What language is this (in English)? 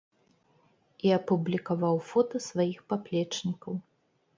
Belarusian